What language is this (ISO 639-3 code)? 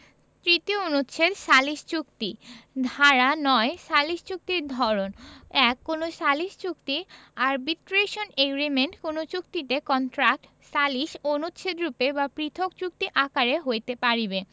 ben